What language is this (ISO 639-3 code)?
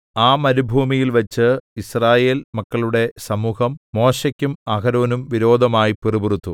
mal